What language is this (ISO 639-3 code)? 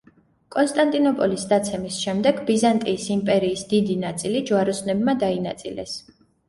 kat